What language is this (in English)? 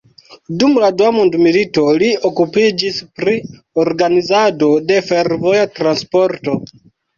Esperanto